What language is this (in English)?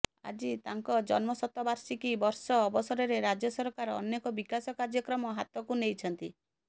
Odia